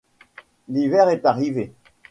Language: French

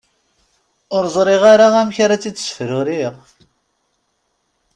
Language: Kabyle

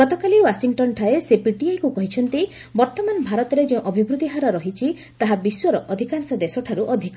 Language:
Odia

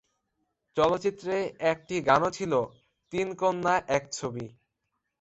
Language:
Bangla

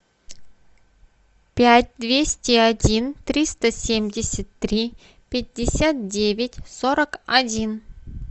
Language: Russian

